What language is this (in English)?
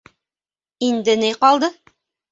Bashkir